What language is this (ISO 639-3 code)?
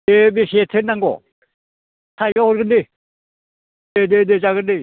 brx